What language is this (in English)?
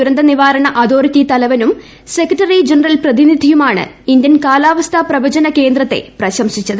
Malayalam